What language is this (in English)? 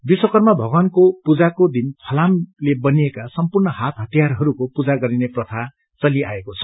Nepali